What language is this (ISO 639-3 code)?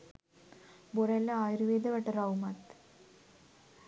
sin